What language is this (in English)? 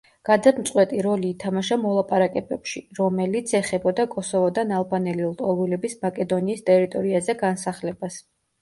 Georgian